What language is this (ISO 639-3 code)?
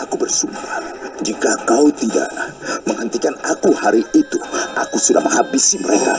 ind